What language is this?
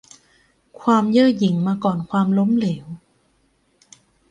Thai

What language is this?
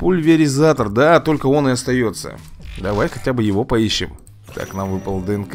Russian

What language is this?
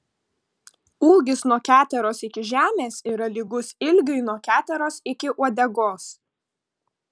Lithuanian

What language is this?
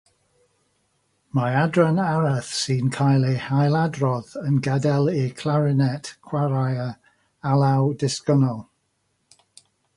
Welsh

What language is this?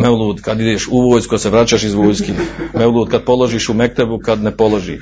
Croatian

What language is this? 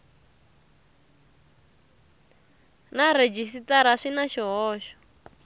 Tsonga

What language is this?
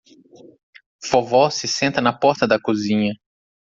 Portuguese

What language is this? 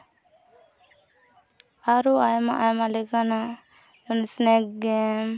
Santali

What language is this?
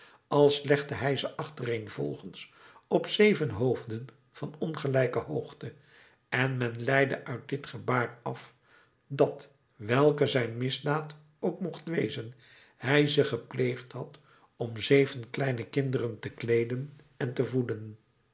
Dutch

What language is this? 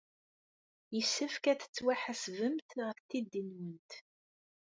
Kabyle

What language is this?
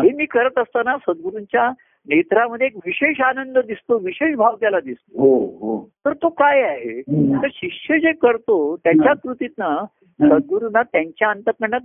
Marathi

